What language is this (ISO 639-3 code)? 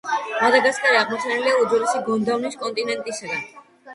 kat